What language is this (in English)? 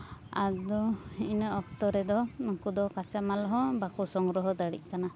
Santali